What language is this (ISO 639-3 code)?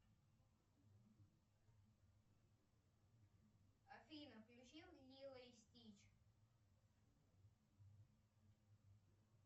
rus